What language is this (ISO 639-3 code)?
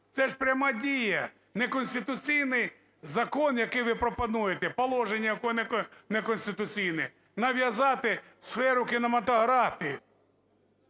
ukr